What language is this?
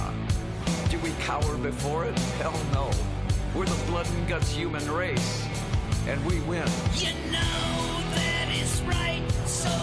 German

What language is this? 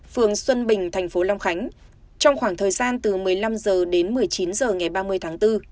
Vietnamese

